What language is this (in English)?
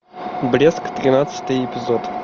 Russian